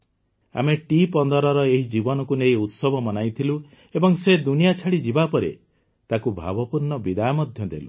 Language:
Odia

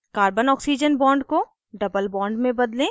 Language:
Hindi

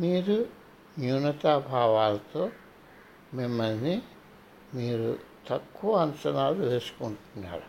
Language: Telugu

